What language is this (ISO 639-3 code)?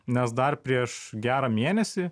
lit